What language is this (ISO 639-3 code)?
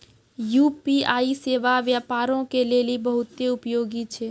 mai